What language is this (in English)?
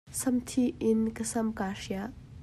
Hakha Chin